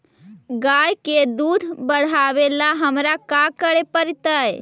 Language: Magahi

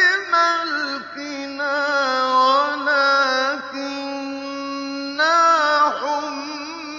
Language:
Arabic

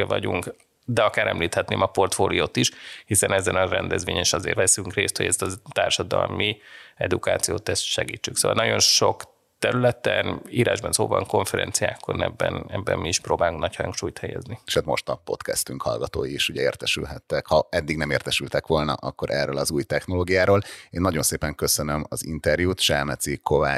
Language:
Hungarian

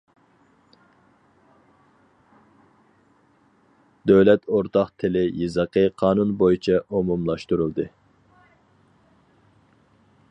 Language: Uyghur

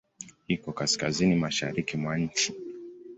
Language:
Swahili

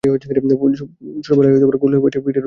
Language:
Bangla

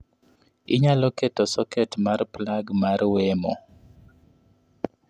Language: Luo (Kenya and Tanzania)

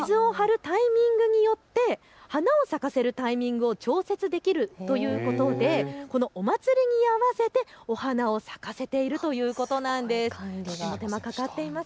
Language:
Japanese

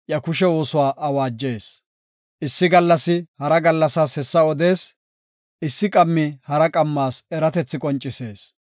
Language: Gofa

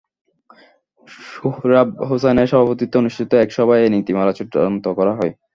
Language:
Bangla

